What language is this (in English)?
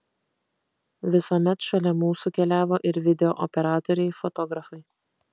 Lithuanian